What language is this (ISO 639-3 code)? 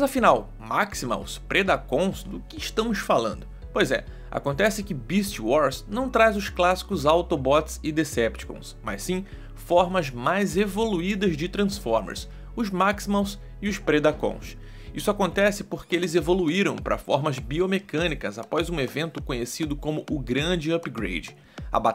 por